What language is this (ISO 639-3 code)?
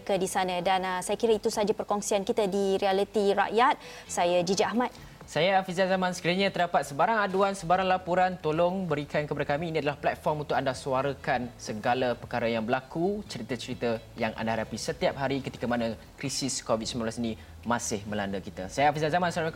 msa